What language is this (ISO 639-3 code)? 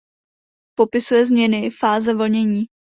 ces